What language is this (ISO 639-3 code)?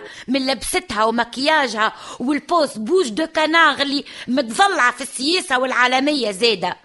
ara